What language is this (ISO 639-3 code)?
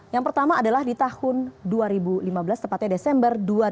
ind